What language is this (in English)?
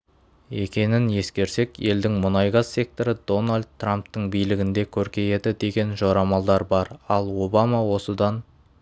Kazakh